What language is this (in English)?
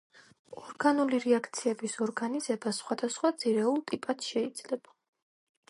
Georgian